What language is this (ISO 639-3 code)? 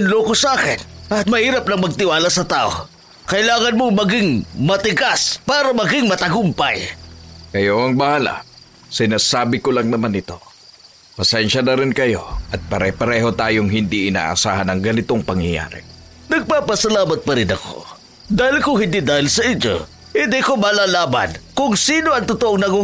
fil